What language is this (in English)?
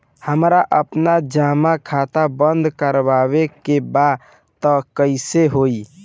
Bhojpuri